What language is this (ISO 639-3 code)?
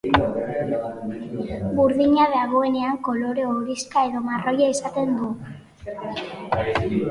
eus